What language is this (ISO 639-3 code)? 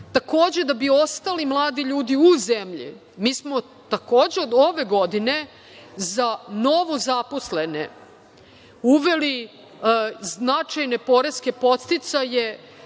srp